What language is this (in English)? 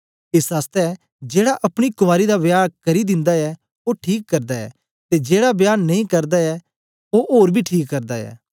Dogri